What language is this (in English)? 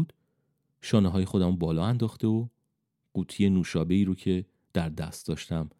Persian